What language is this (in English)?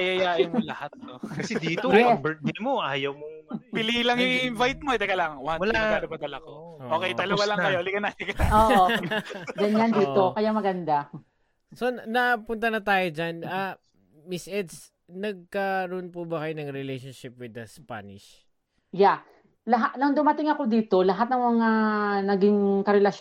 Filipino